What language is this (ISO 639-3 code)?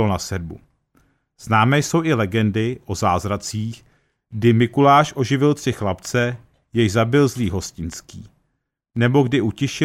ces